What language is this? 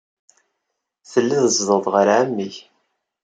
Kabyle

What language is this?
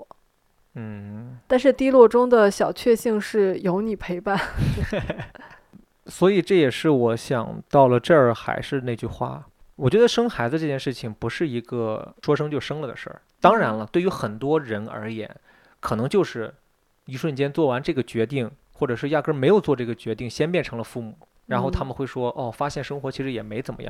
Chinese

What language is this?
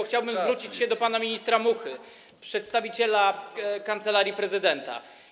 Polish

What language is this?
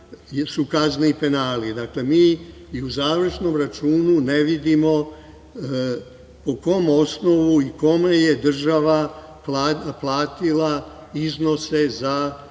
Serbian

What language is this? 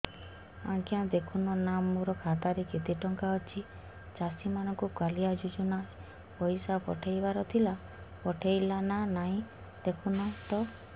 Odia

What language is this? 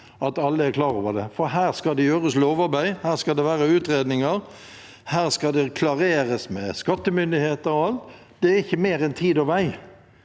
Norwegian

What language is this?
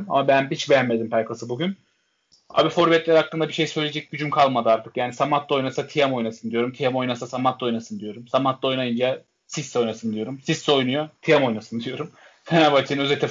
Turkish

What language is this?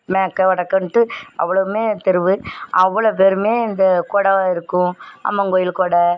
Tamil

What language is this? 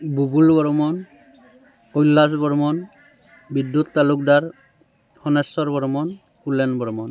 Assamese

